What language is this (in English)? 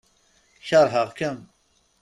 Kabyle